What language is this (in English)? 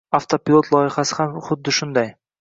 Uzbek